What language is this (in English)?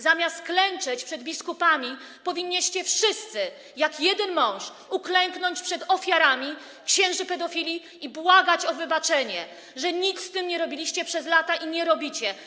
Polish